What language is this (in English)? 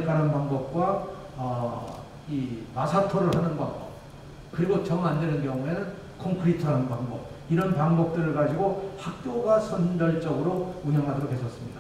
Korean